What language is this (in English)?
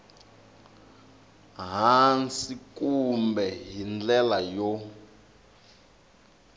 Tsonga